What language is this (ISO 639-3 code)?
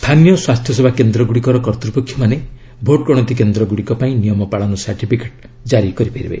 ori